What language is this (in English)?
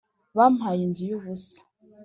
Kinyarwanda